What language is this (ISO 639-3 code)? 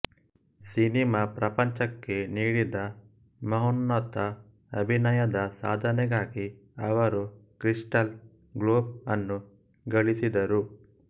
kan